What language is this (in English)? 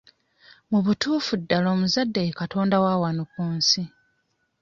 Ganda